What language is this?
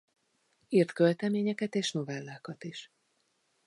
Hungarian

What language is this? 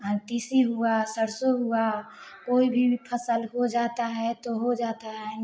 Hindi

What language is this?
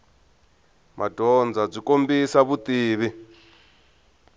Tsonga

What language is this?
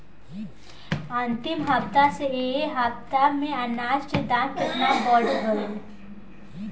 Bhojpuri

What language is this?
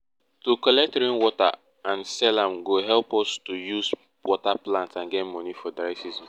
Nigerian Pidgin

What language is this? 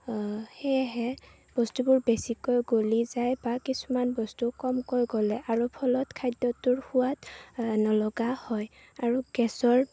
Assamese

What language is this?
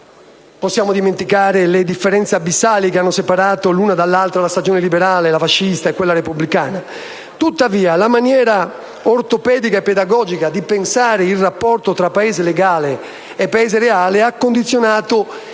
Italian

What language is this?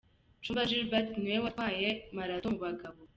Kinyarwanda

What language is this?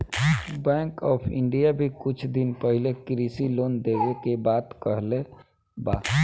Bhojpuri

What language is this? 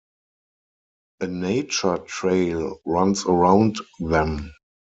English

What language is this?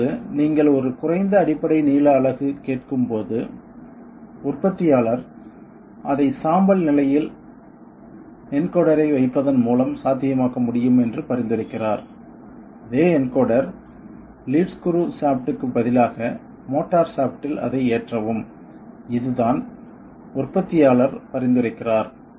Tamil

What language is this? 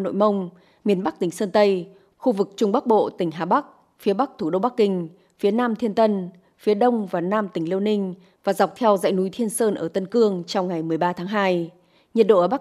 Vietnamese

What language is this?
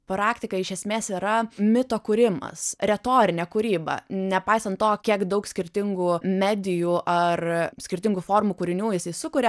Lithuanian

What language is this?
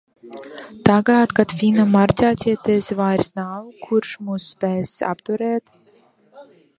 Latvian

